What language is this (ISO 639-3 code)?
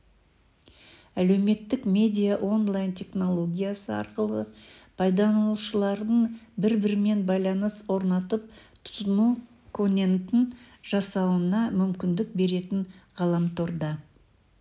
kaz